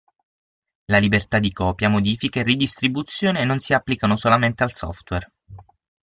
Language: Italian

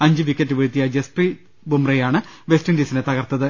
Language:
Malayalam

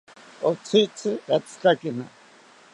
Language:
South Ucayali Ashéninka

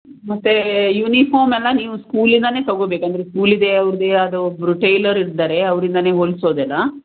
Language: Kannada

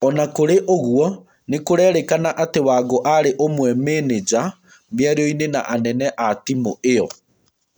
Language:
Kikuyu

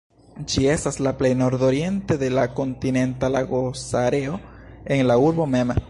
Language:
Esperanto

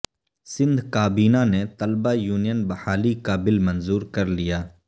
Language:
Urdu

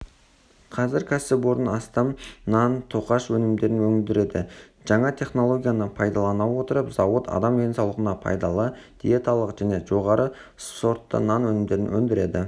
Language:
Kazakh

